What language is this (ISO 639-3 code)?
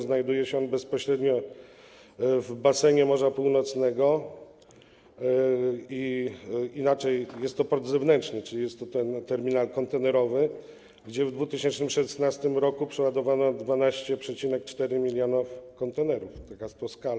pol